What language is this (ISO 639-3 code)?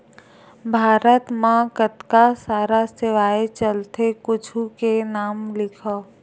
hne